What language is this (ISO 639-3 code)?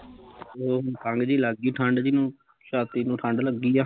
pan